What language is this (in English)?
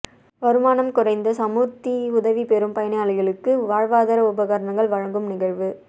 Tamil